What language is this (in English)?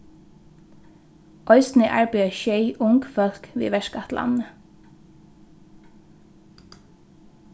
Faroese